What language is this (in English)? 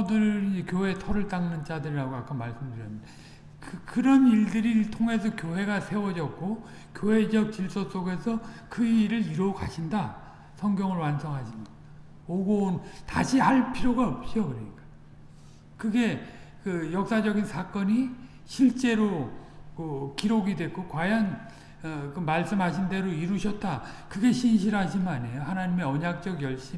Korean